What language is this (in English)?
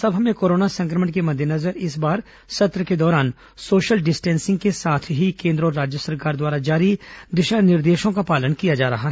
Hindi